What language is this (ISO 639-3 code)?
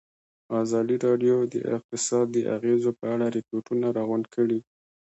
pus